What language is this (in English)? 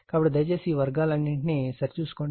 Telugu